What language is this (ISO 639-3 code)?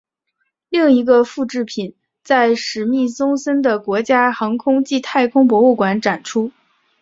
zho